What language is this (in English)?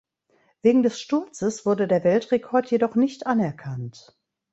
German